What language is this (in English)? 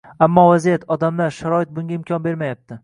Uzbek